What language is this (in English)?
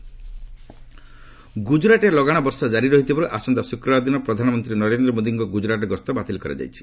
Odia